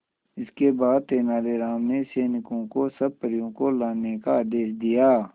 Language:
Hindi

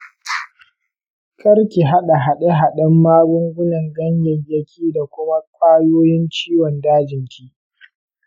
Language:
Hausa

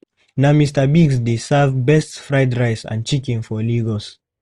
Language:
Nigerian Pidgin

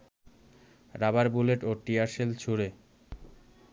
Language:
Bangla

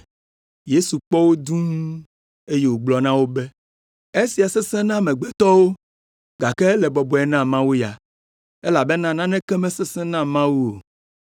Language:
Ewe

